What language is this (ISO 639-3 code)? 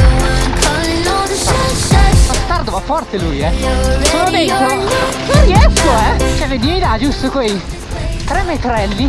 ita